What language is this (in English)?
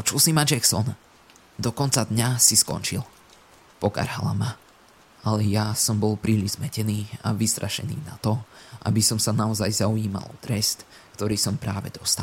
Slovak